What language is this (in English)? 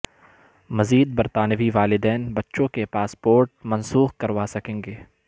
Urdu